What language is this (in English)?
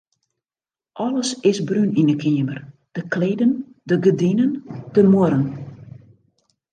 Western Frisian